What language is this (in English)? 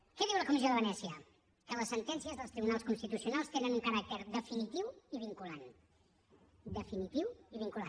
Catalan